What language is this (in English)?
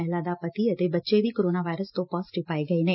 Punjabi